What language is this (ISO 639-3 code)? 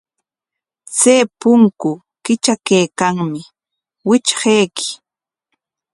qwa